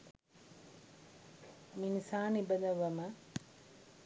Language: Sinhala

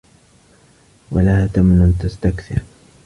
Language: Arabic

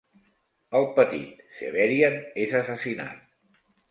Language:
Catalan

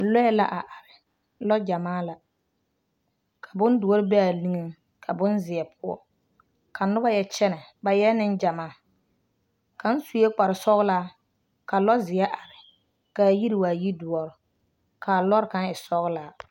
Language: Southern Dagaare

